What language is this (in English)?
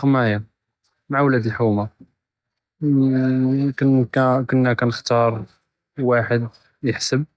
Judeo-Arabic